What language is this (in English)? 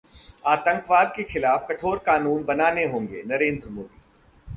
Hindi